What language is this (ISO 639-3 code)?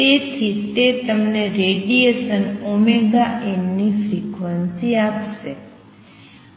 guj